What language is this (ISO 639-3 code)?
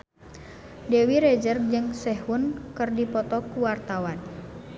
sun